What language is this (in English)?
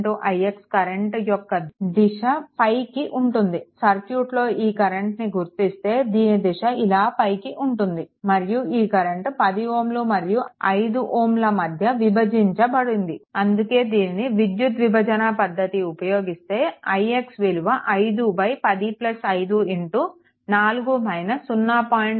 Telugu